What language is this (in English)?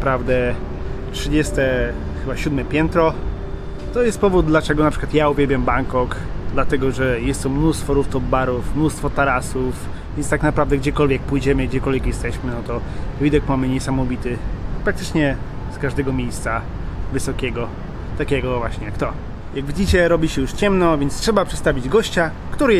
Polish